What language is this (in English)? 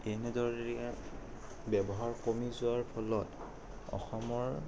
Assamese